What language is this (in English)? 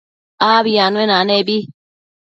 Matsés